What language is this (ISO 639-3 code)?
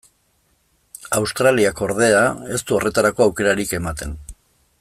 eus